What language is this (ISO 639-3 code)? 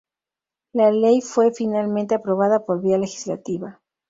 spa